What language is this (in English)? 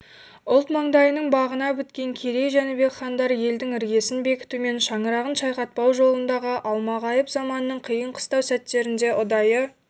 Kazakh